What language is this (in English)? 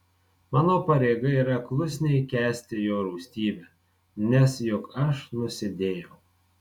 Lithuanian